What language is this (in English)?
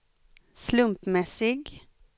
Swedish